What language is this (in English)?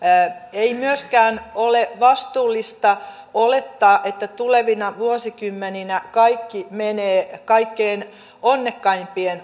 Finnish